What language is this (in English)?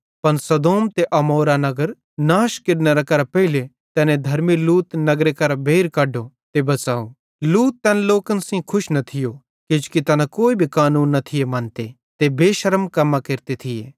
Bhadrawahi